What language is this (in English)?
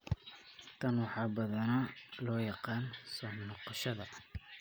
Somali